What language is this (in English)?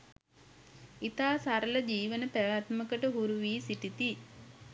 Sinhala